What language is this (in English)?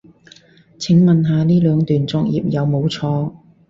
Cantonese